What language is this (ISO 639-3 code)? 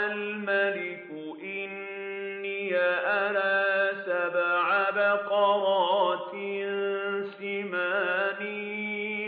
ara